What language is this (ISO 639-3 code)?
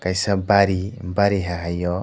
trp